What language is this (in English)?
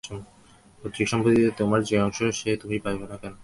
Bangla